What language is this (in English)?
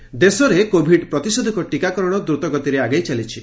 Odia